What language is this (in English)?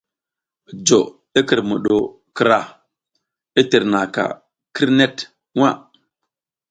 South Giziga